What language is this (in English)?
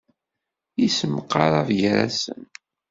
Kabyle